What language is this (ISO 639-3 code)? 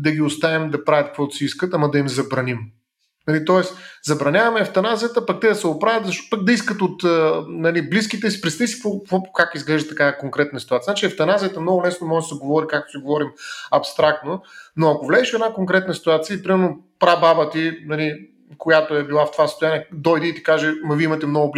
bul